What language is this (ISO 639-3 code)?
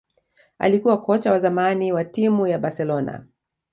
swa